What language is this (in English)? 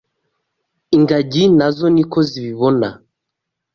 Kinyarwanda